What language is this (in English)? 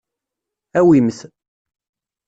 Kabyle